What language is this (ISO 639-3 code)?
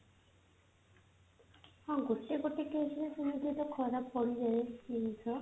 ori